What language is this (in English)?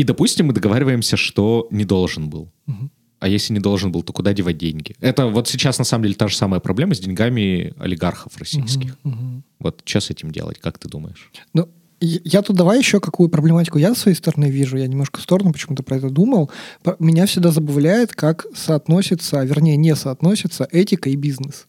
Russian